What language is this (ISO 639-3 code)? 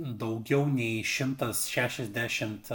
lit